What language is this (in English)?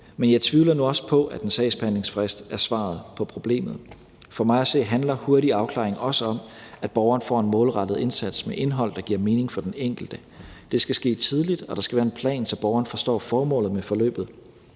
Danish